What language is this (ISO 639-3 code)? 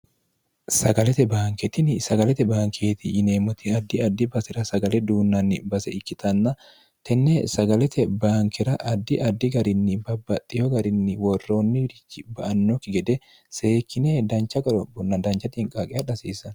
sid